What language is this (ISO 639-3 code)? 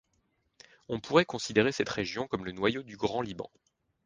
fra